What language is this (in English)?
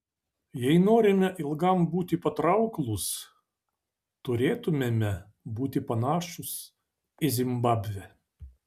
Lithuanian